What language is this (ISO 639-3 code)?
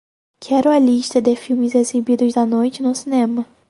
por